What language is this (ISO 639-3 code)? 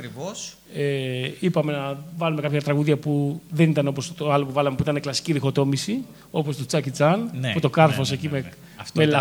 ell